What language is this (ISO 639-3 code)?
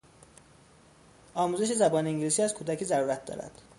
fas